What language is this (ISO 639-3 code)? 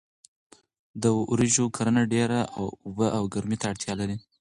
pus